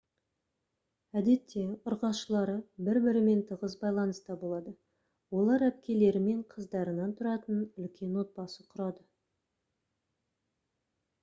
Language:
Kazakh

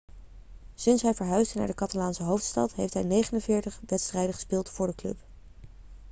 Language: Dutch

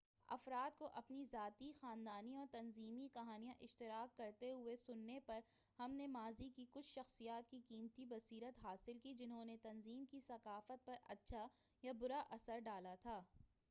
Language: Urdu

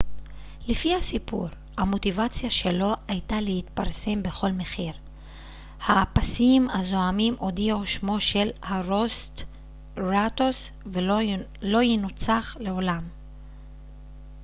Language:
Hebrew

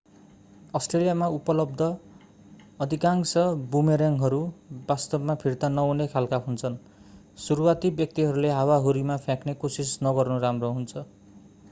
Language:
Nepali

